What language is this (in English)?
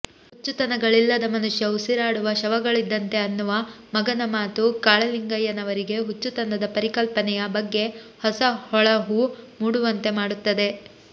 Kannada